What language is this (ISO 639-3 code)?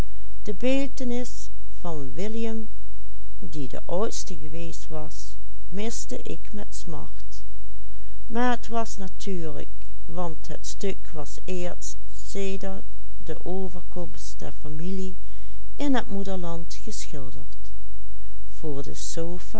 nld